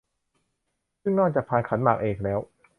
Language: Thai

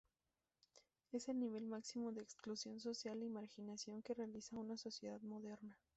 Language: Spanish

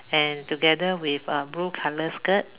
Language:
English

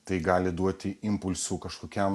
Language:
Lithuanian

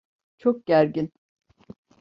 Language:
Turkish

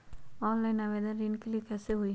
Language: Magahi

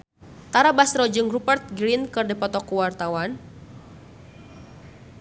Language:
Sundanese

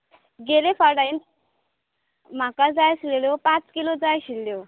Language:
Konkani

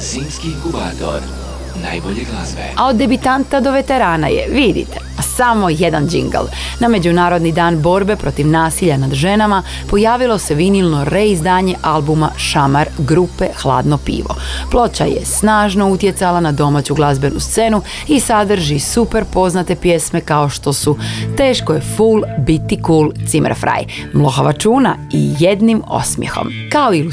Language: Croatian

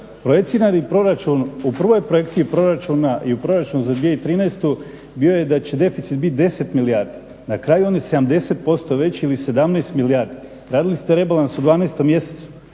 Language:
Croatian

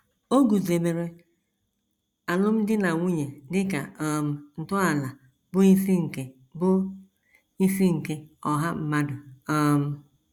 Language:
Igbo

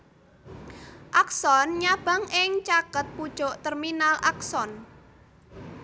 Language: Javanese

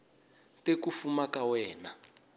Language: Tsonga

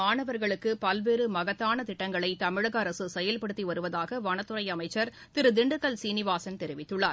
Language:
Tamil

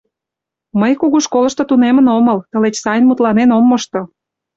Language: Mari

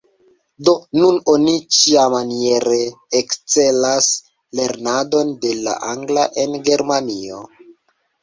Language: Esperanto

